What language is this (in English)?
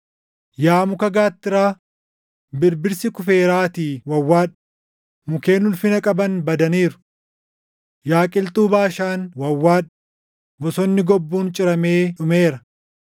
Oromo